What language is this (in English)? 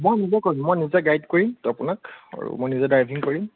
Assamese